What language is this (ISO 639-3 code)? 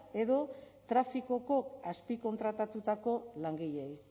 eus